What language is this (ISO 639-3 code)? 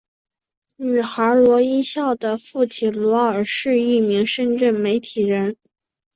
zho